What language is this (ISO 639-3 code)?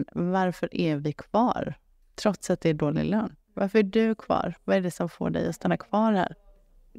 swe